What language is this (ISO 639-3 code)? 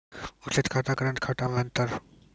mai